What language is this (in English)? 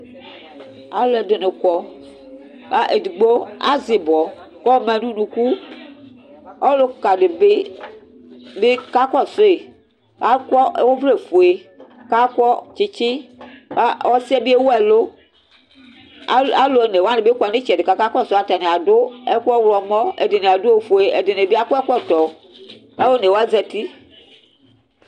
Ikposo